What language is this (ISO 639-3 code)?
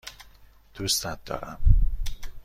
fas